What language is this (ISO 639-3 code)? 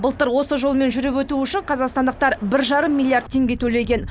kaz